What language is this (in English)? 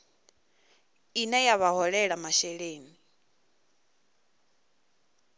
Venda